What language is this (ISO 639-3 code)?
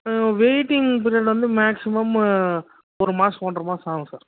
tam